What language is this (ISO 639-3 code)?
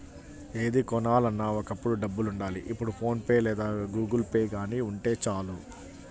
tel